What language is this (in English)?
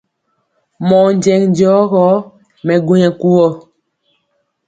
Mpiemo